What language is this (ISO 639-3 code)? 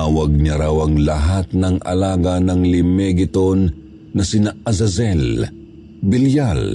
fil